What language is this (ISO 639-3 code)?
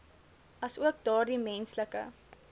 afr